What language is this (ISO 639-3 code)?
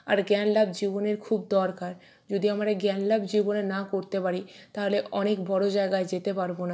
ben